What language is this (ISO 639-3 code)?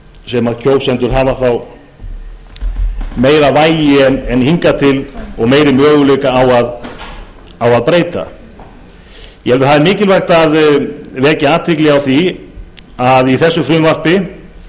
isl